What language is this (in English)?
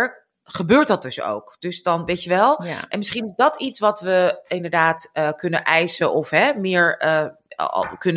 Dutch